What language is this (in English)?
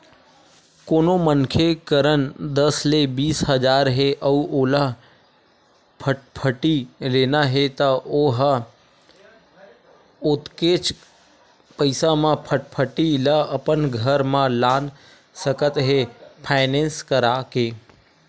Chhattisgarhi